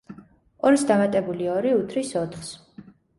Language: Georgian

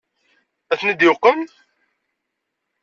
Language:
Kabyle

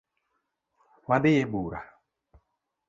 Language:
Luo (Kenya and Tanzania)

